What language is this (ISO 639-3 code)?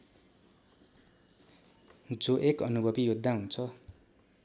nep